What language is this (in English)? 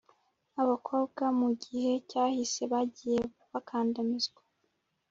Kinyarwanda